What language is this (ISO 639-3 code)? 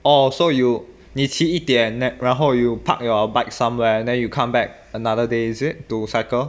eng